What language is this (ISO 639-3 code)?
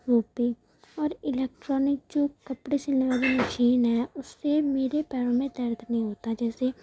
urd